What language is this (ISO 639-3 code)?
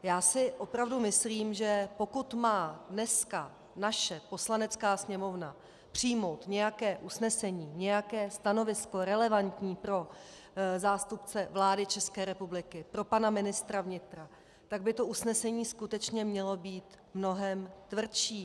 ces